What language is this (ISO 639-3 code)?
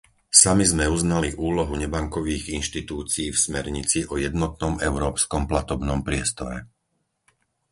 slk